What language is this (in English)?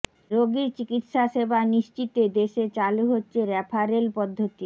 Bangla